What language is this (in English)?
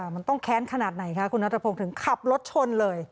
Thai